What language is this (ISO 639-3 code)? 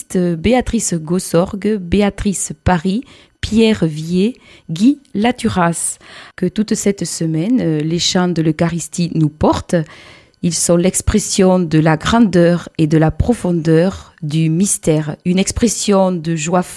fra